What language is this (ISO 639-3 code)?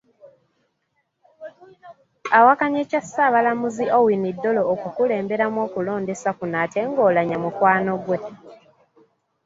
lug